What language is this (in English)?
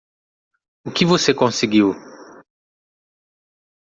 Portuguese